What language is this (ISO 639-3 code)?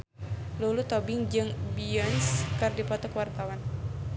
sun